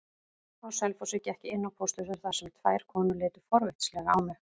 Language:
Icelandic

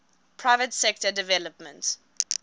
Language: English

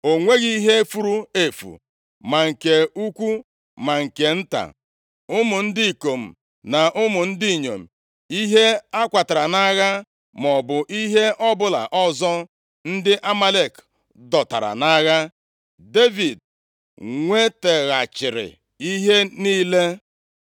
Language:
Igbo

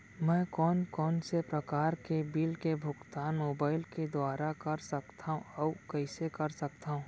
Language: Chhattisgarhi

